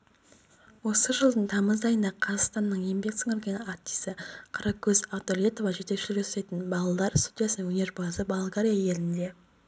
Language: Kazakh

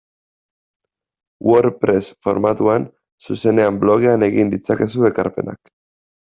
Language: Basque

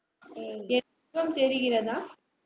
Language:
Tamil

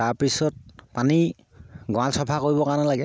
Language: Assamese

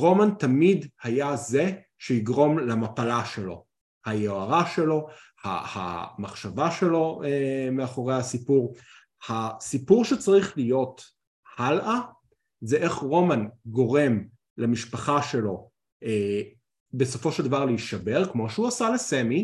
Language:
Hebrew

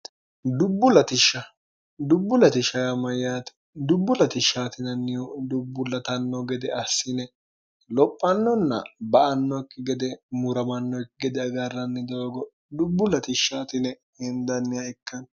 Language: Sidamo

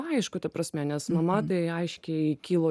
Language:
Lithuanian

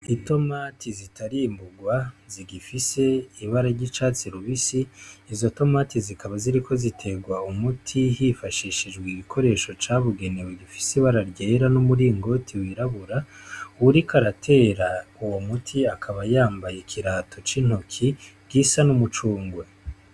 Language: Rundi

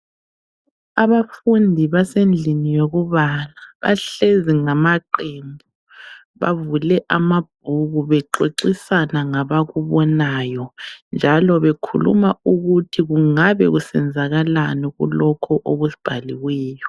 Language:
North Ndebele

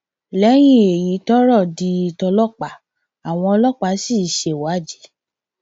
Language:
Yoruba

